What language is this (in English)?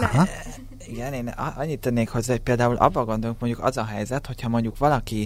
Hungarian